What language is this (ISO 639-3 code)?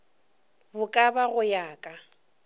nso